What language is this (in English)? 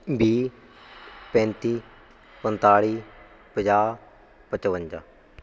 Punjabi